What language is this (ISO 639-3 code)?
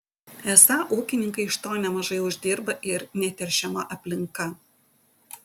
lit